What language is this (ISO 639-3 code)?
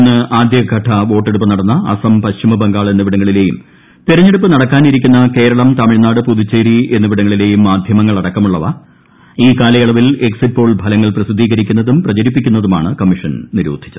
mal